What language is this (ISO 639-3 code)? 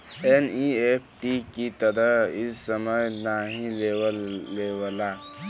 bho